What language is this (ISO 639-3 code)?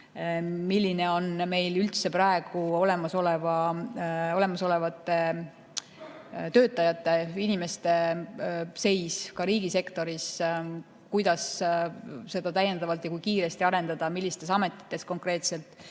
est